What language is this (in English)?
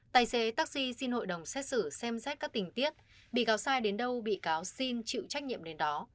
Vietnamese